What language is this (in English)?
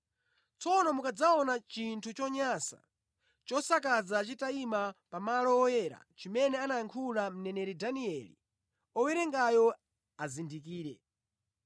Nyanja